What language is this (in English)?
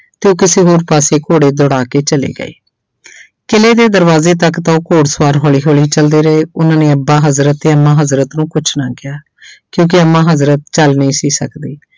Punjabi